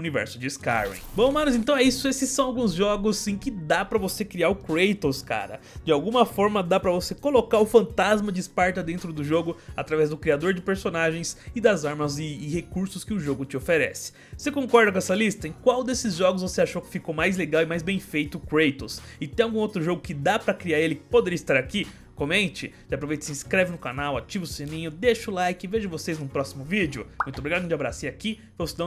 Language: Portuguese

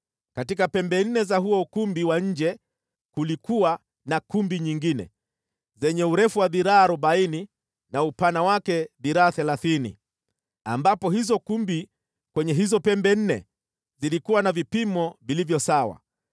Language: Swahili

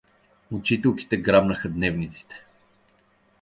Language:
Bulgarian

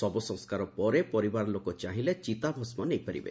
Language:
Odia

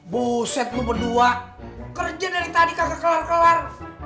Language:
Indonesian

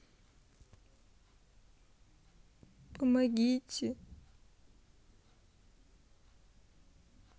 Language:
Russian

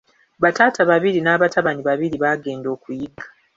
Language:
Ganda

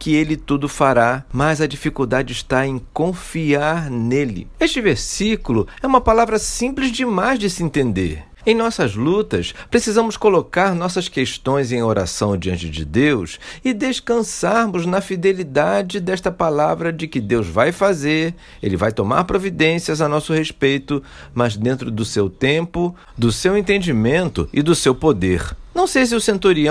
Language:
Portuguese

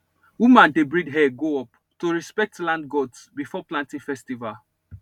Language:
Nigerian Pidgin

